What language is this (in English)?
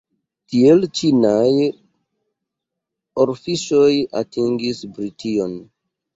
Esperanto